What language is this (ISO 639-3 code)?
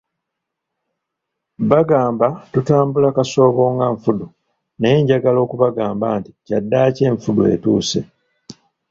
lug